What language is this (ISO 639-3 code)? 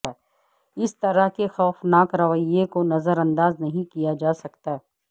urd